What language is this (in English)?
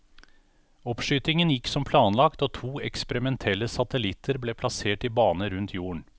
Norwegian